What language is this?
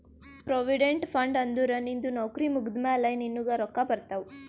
Kannada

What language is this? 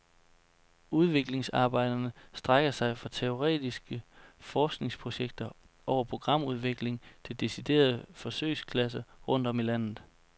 Danish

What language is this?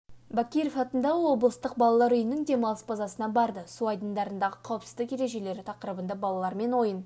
Kazakh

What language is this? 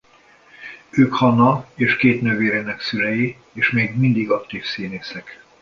Hungarian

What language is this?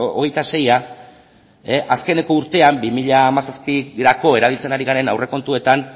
Basque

